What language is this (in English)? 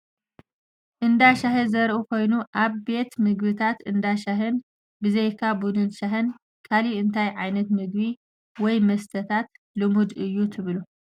Tigrinya